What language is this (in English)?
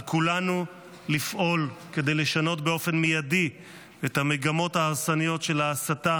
Hebrew